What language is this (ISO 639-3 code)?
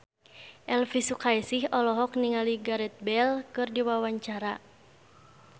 sun